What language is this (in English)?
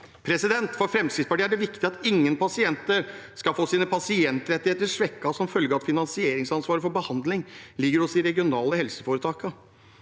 Norwegian